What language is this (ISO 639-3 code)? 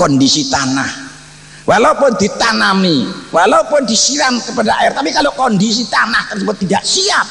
ind